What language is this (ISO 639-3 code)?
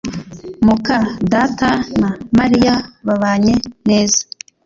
kin